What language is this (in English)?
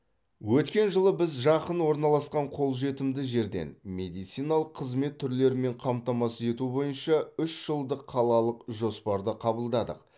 Kazakh